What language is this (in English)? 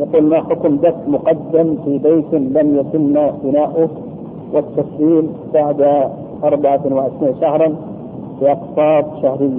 Arabic